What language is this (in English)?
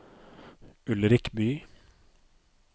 Norwegian